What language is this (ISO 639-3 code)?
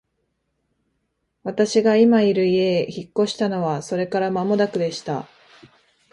jpn